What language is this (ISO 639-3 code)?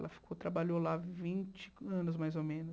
por